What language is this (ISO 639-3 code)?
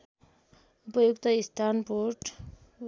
nep